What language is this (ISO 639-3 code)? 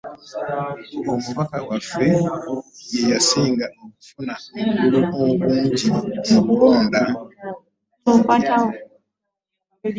lug